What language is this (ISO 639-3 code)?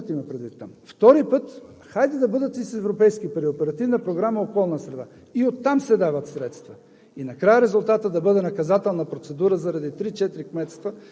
bul